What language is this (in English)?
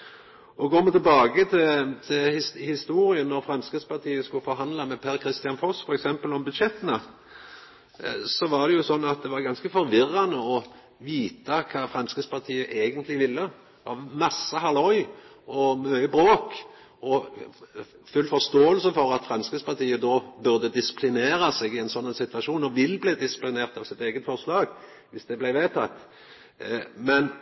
Norwegian Nynorsk